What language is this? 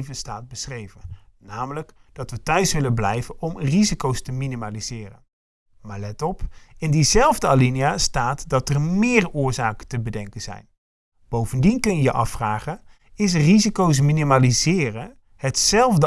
Dutch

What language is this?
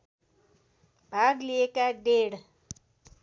Nepali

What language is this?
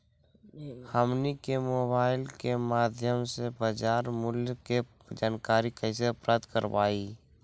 Magahi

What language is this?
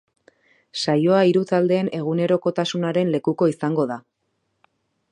Basque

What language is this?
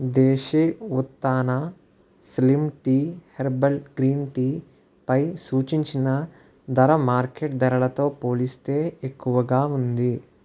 Telugu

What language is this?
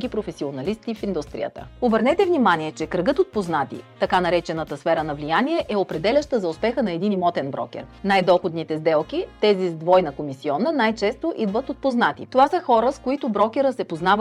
Bulgarian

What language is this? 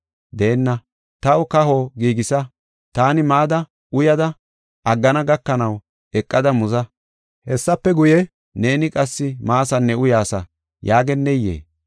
Gofa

